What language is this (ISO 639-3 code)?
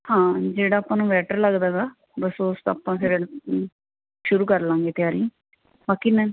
pan